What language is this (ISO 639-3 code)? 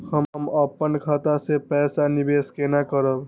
mai